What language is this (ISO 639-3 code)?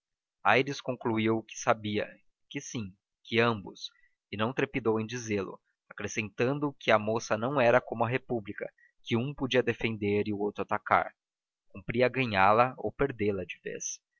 por